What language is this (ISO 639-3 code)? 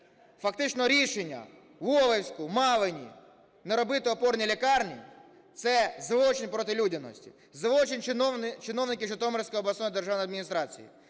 ukr